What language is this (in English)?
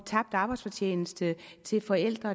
Danish